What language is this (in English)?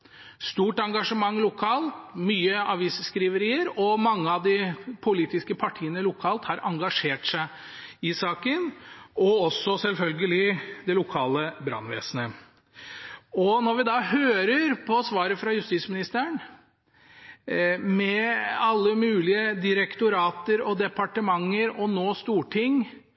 Norwegian Bokmål